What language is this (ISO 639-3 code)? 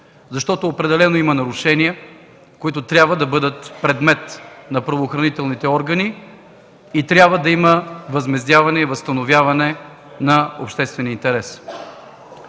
bul